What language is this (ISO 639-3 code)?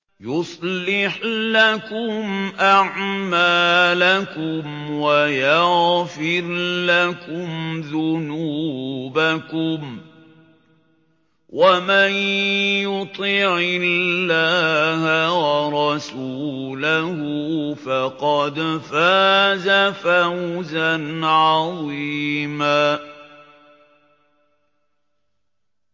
ara